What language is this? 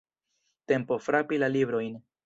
Esperanto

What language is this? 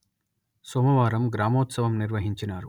Telugu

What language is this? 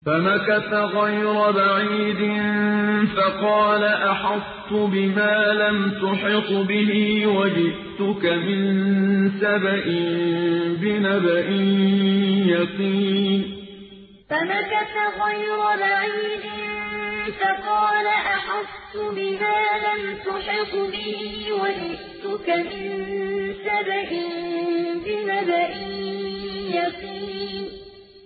Arabic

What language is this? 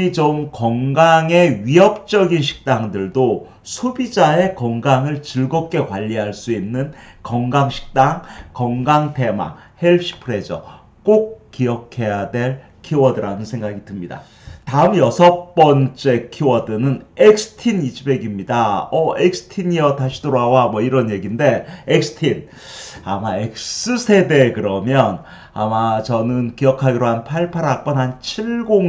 Korean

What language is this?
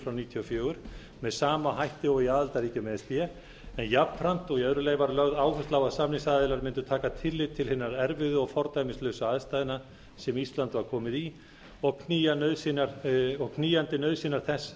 Icelandic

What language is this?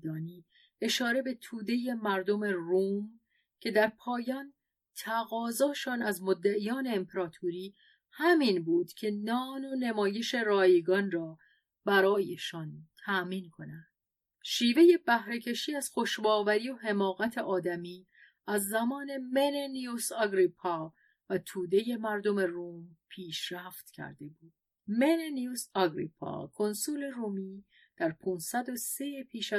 Persian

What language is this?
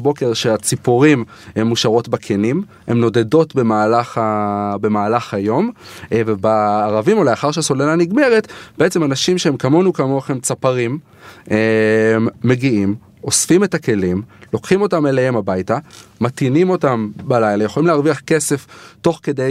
Hebrew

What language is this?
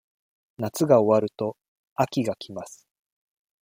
Japanese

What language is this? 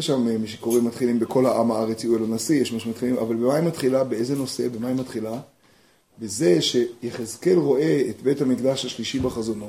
Hebrew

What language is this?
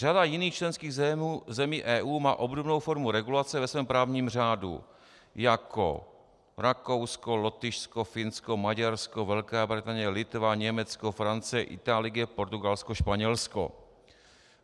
Czech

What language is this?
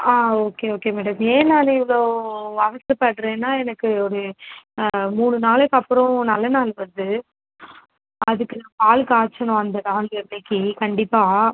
Tamil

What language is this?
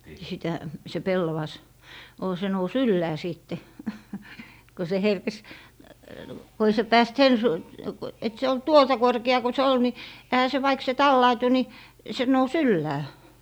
Finnish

